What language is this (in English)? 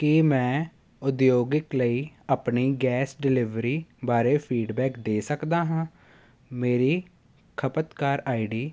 Punjabi